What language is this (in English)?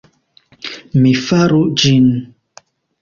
Esperanto